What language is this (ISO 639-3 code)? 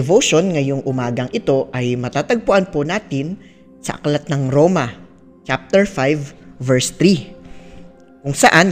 fil